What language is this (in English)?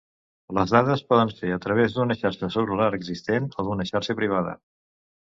Catalan